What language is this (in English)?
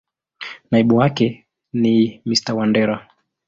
Swahili